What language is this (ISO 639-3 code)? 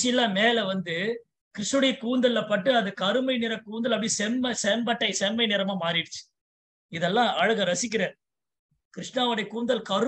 ind